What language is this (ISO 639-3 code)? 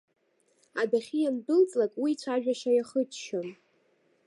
abk